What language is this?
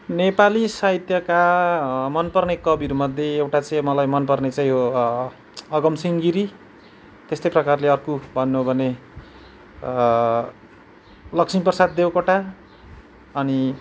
Nepali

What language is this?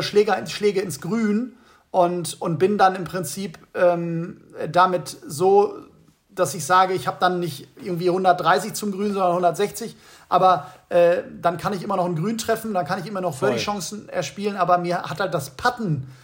German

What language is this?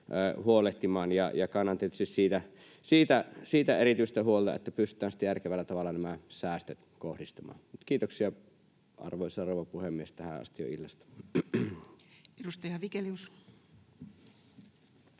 Finnish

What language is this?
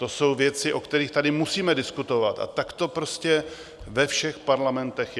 Czech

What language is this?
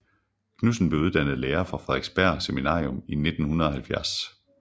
Danish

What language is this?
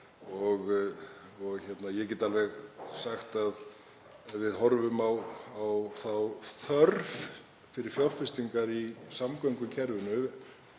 Icelandic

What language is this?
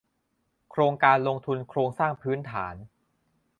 Thai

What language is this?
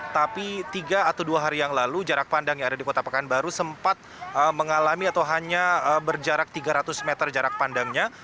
Indonesian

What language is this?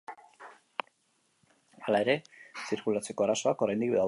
Basque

